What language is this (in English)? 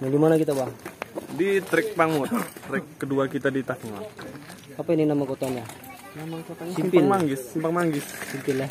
Indonesian